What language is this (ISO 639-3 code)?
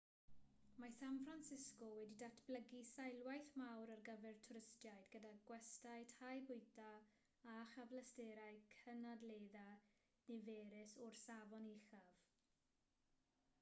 cym